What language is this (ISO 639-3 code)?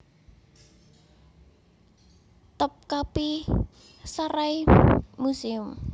jav